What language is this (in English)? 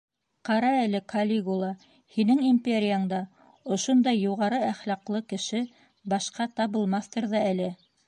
Bashkir